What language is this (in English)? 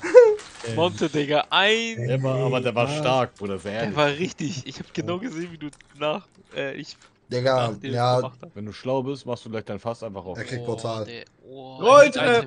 German